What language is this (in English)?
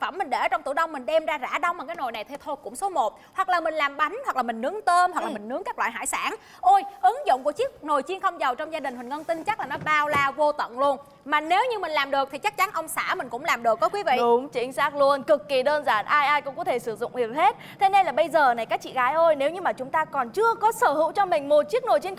Vietnamese